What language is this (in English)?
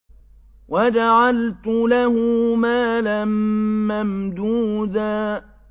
Arabic